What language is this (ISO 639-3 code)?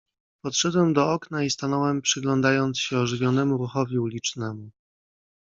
pol